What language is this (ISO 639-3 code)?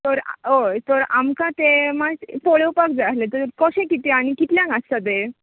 kok